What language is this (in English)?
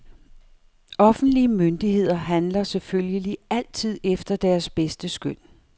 Danish